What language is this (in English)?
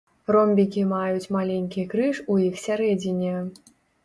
Belarusian